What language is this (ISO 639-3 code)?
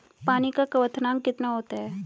hin